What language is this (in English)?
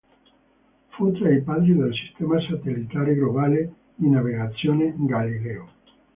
Italian